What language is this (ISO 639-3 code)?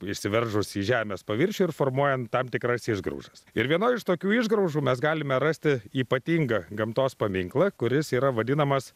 lit